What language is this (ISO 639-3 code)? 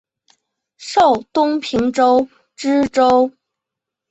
zho